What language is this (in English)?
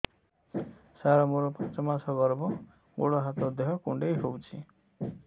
Odia